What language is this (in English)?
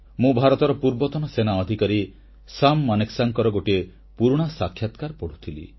Odia